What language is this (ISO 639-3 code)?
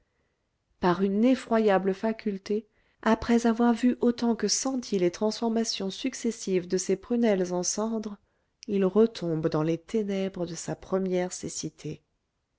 fra